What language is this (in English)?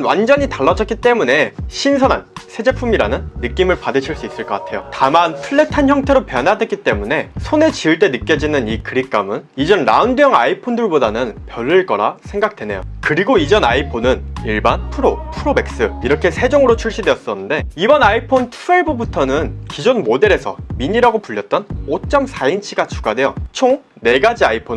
Korean